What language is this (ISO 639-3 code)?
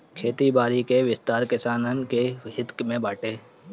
bho